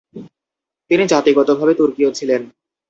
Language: Bangla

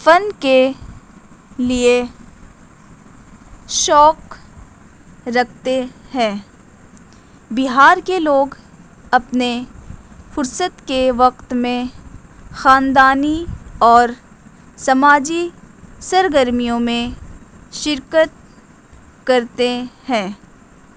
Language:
Urdu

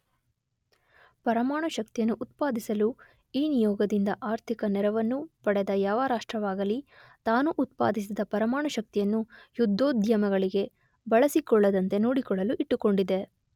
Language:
Kannada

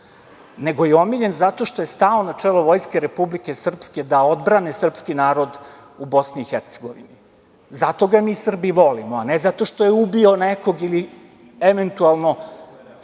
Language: Serbian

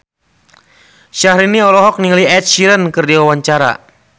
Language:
Sundanese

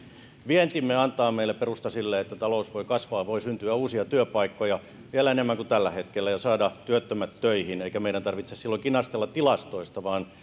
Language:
Finnish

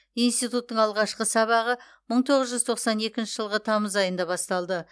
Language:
Kazakh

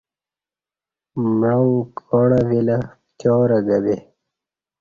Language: Kati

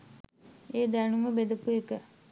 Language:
Sinhala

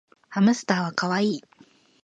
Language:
Japanese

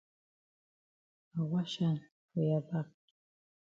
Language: Cameroon Pidgin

